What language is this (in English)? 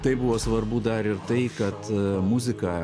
Lithuanian